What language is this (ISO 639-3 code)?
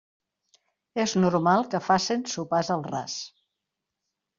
cat